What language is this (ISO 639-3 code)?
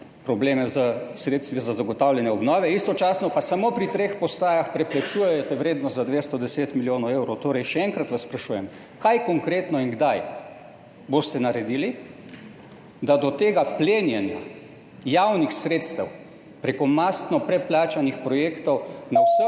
slv